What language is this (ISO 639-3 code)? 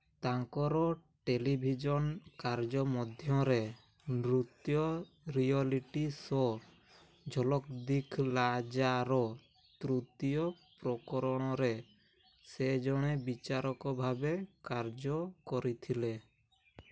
ori